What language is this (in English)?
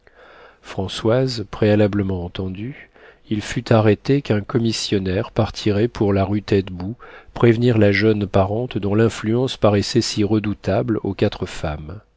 French